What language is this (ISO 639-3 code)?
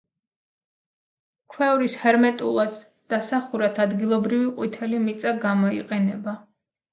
kat